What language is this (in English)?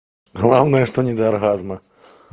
Russian